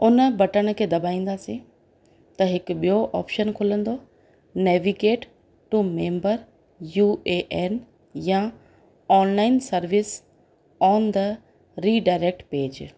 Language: Sindhi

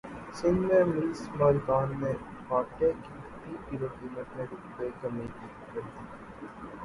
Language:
Urdu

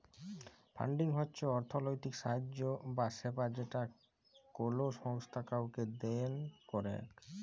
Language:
Bangla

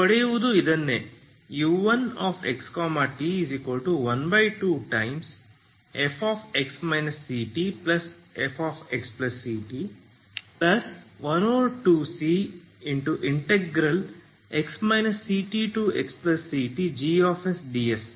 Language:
Kannada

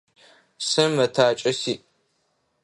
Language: Adyghe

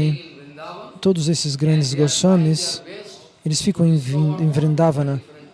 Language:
Portuguese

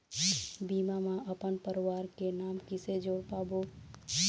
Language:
Chhattisgarhi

